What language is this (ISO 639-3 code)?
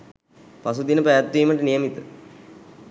sin